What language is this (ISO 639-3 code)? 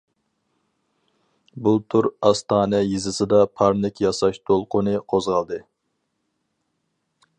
uig